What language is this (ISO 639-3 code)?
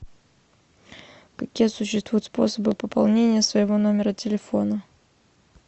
rus